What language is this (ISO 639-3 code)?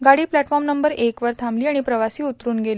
mar